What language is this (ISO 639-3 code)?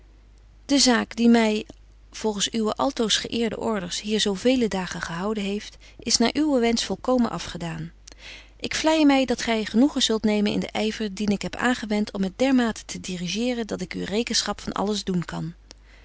nld